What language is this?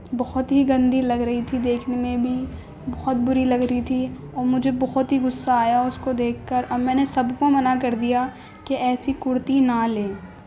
Urdu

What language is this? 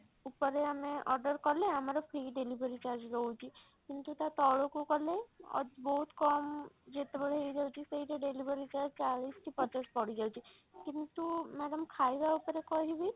Odia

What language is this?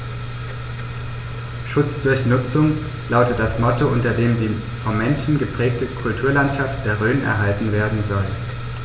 German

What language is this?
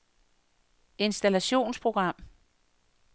Danish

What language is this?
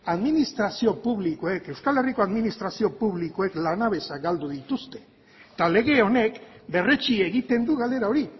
Basque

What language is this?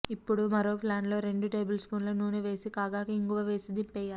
Telugu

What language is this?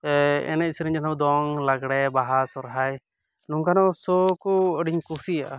Santali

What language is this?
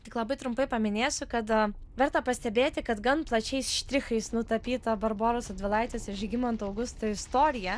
Lithuanian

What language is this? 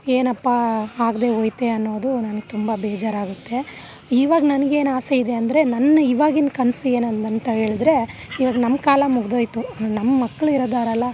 Kannada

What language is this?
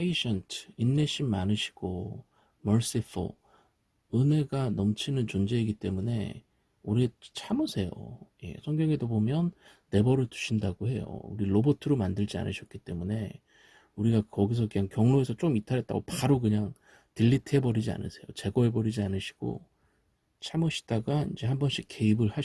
Korean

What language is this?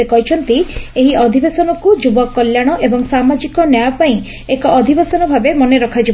Odia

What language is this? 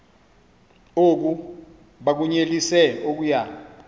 Xhosa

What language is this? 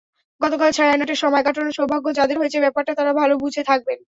Bangla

